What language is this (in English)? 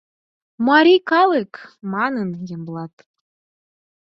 Mari